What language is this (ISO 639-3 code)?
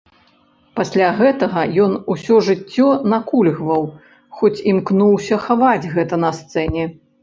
bel